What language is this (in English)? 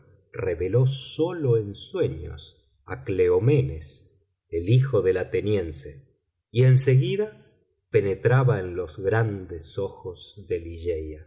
Spanish